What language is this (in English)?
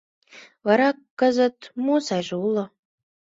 Mari